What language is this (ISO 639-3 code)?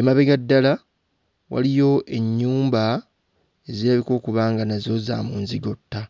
lug